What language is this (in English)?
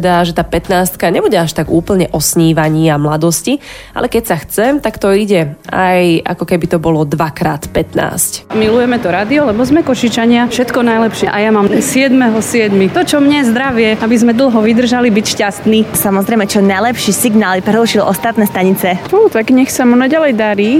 Slovak